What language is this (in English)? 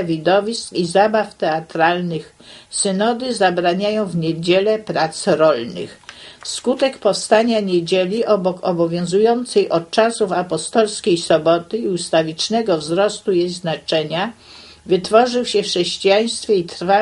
Polish